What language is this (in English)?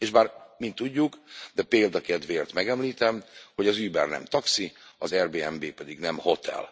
Hungarian